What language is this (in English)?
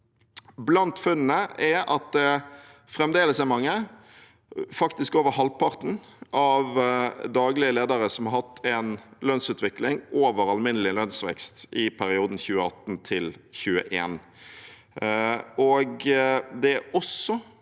Norwegian